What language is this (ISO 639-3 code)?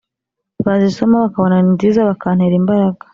kin